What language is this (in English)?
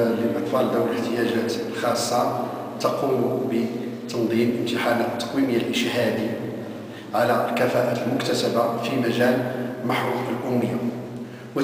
Arabic